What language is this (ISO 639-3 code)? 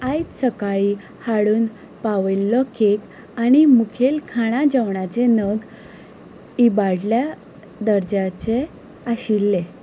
kok